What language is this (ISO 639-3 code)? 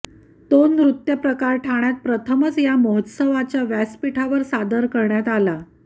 mar